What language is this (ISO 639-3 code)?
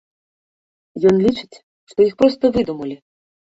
bel